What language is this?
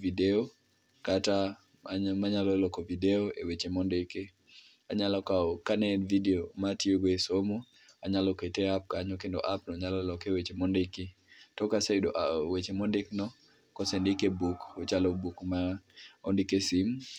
Luo (Kenya and Tanzania)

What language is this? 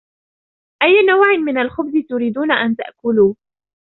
Arabic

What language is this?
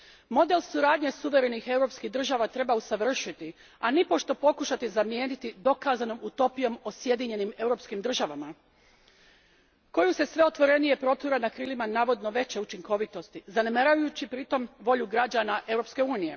Croatian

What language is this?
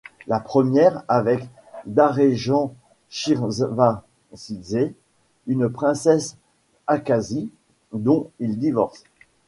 French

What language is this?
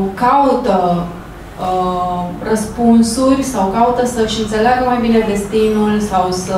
Romanian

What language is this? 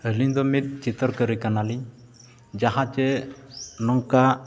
Santali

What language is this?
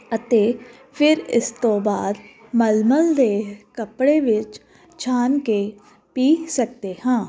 Punjabi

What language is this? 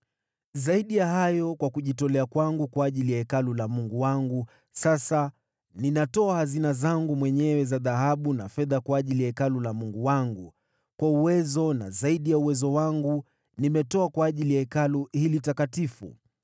Swahili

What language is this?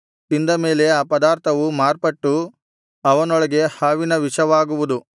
Kannada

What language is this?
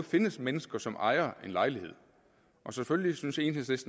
Danish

